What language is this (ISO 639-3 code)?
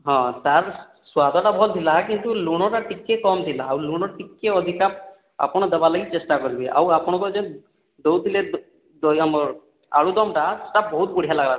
ori